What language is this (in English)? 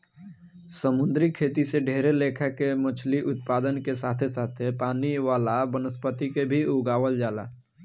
Bhojpuri